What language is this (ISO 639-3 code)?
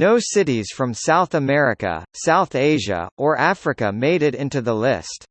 eng